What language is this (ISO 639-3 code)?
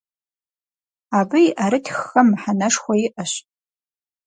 kbd